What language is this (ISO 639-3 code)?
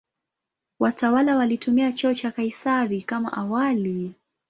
swa